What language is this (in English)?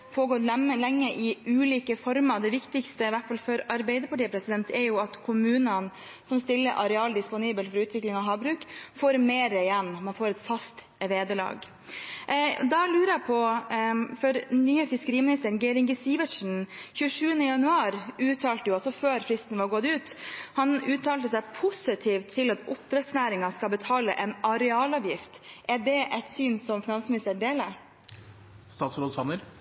Norwegian Bokmål